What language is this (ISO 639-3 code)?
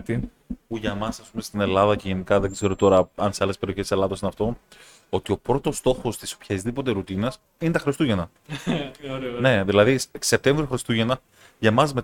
ell